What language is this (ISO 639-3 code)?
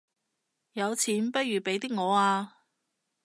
yue